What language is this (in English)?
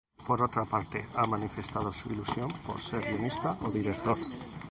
Spanish